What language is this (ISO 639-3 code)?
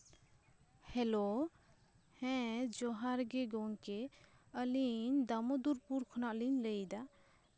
sat